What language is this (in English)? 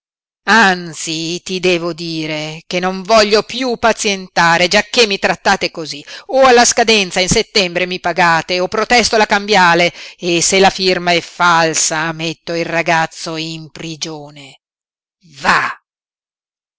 Italian